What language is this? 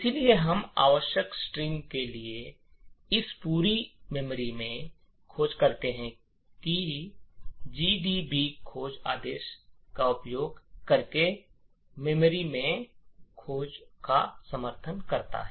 Hindi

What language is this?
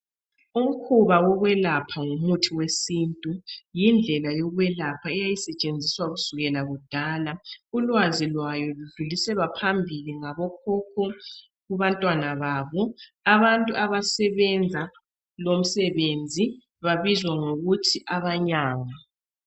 North Ndebele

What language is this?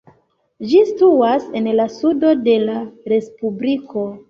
Esperanto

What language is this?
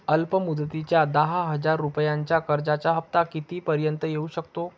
Marathi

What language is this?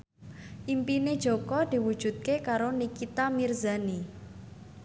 Javanese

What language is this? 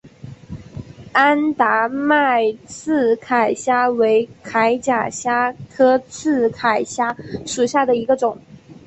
Chinese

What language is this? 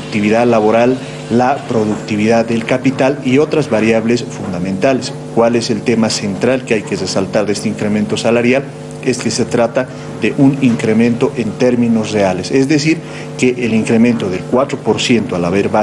Spanish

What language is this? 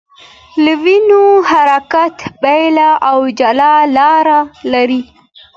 Pashto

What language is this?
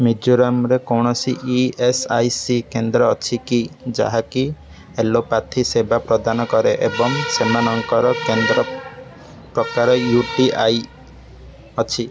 Odia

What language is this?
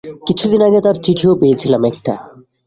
Bangla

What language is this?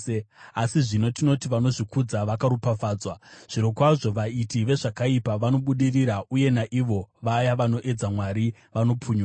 Shona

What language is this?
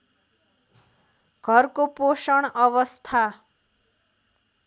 Nepali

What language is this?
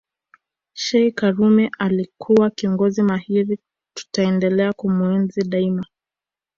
Swahili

